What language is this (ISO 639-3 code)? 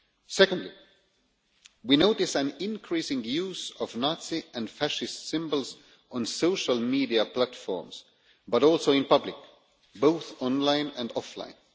eng